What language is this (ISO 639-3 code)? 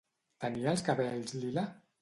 cat